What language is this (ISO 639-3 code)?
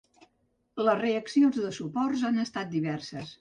cat